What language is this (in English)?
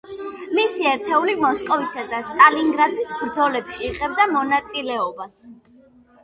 Georgian